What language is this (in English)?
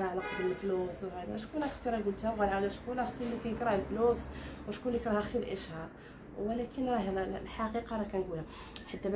Arabic